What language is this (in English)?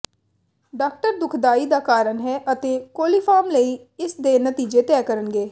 Punjabi